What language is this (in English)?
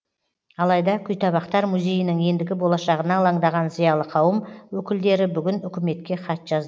Kazakh